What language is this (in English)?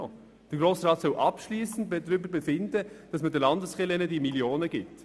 Swiss German